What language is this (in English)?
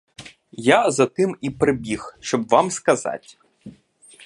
Ukrainian